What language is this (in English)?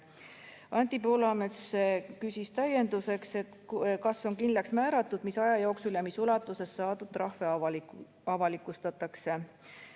Estonian